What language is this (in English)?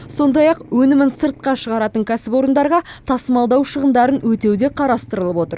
Kazakh